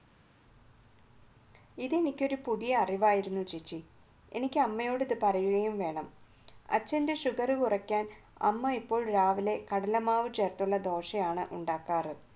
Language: Malayalam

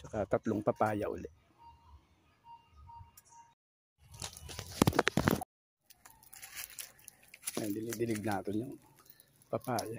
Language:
Filipino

